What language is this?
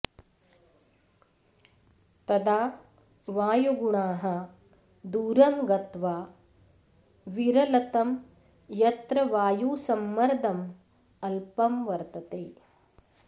Sanskrit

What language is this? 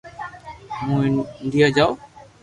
Loarki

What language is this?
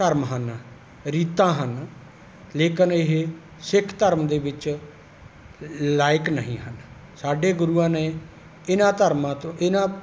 Punjabi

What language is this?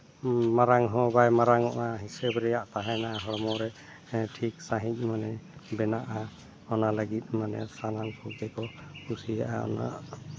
Santali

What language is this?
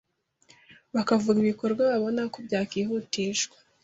Kinyarwanda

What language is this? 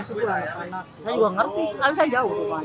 Indonesian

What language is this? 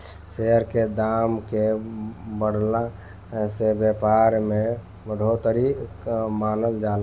Bhojpuri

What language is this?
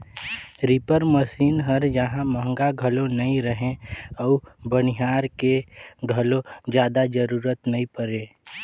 Chhattisgarhi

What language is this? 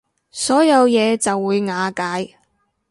Cantonese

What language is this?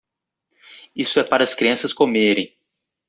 Portuguese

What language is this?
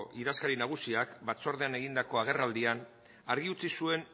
Basque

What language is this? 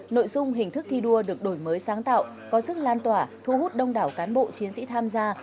Vietnamese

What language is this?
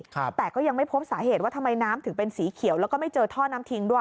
Thai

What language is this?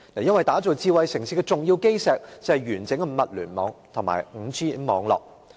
Cantonese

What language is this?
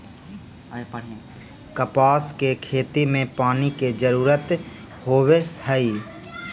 Magahi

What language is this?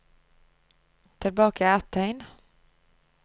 Norwegian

